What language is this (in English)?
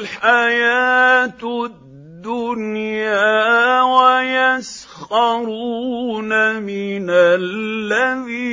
Arabic